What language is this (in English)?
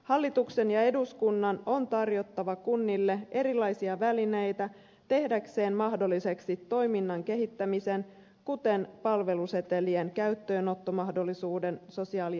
Finnish